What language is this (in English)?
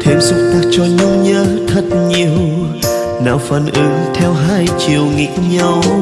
Vietnamese